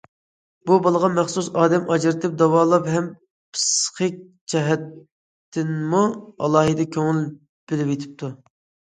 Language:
Uyghur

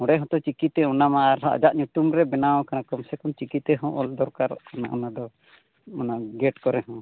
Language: Santali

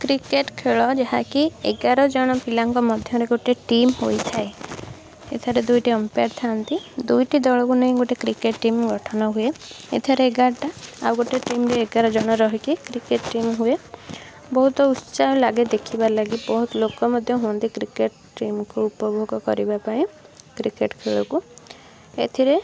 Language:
Odia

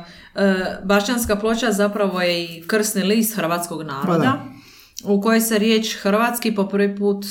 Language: Croatian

